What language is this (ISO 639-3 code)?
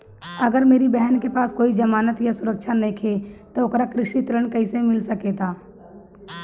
bho